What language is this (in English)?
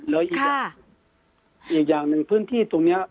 Thai